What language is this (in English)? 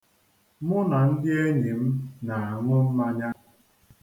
Igbo